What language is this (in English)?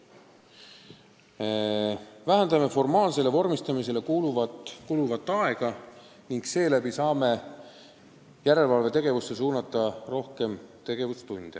Estonian